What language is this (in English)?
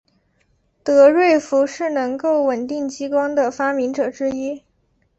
Chinese